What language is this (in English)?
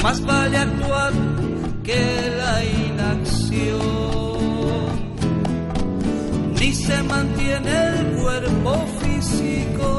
Spanish